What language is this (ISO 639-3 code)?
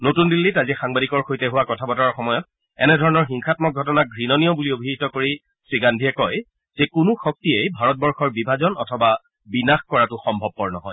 asm